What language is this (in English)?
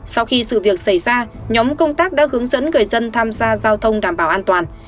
Vietnamese